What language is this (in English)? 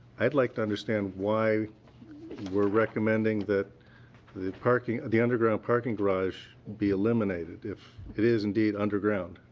English